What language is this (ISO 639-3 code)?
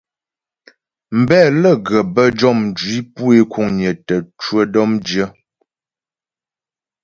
bbj